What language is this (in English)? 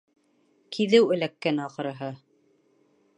Bashkir